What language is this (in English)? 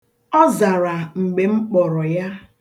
Igbo